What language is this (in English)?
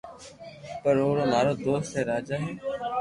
Loarki